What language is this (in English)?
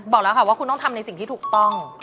Thai